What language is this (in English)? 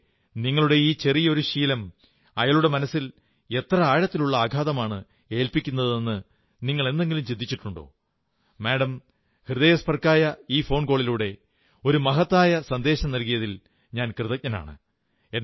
Malayalam